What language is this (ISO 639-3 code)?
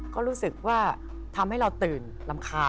tha